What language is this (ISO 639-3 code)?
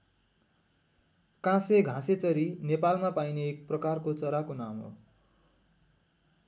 nep